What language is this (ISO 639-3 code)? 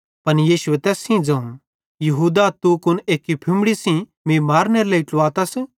bhd